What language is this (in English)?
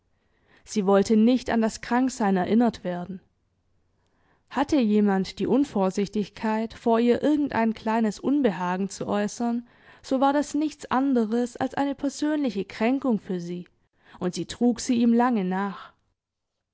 German